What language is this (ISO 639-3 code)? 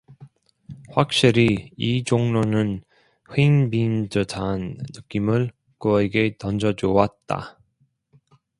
kor